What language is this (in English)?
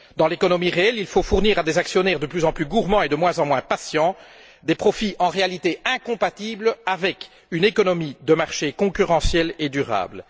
French